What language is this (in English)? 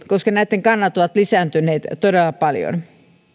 Finnish